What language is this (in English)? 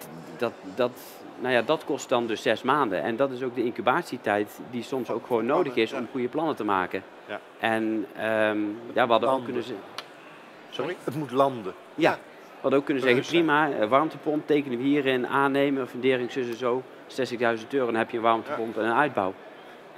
Dutch